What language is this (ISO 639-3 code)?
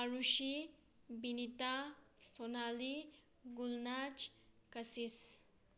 mni